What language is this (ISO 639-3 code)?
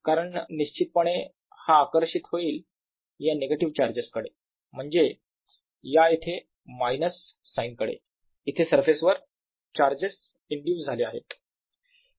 mar